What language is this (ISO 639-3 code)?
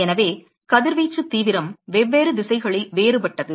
tam